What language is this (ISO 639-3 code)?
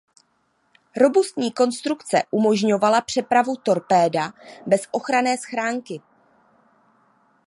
ces